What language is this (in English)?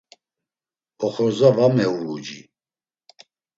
Laz